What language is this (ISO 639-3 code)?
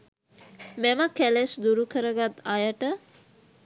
sin